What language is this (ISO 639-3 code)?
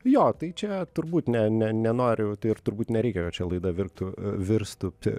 lit